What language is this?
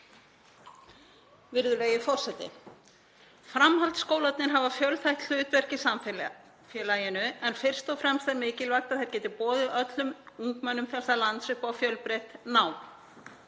Icelandic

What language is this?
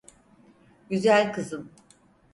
Turkish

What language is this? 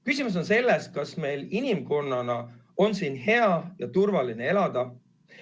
Estonian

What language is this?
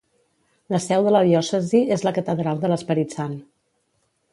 Catalan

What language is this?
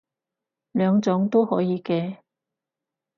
Cantonese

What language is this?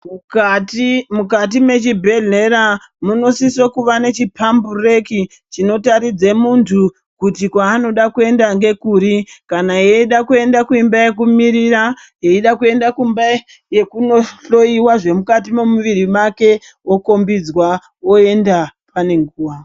Ndau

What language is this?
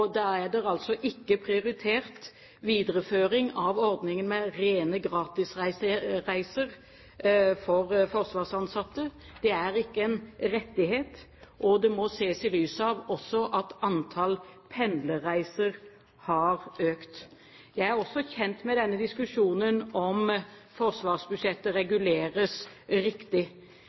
Norwegian Bokmål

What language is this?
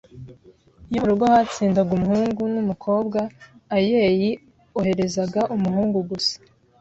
Kinyarwanda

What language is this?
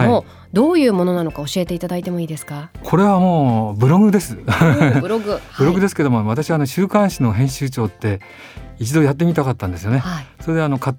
Japanese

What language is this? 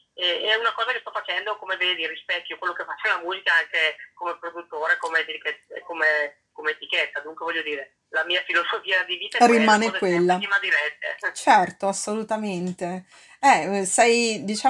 Italian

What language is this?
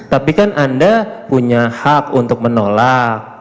Indonesian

